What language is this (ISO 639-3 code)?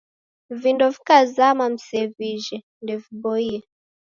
dav